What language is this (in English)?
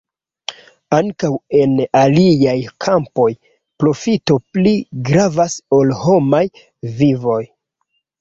Esperanto